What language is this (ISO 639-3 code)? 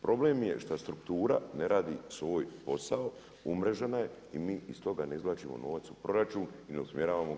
hrv